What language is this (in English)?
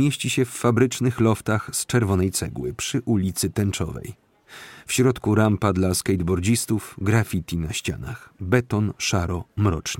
Polish